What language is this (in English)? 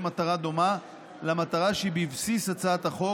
Hebrew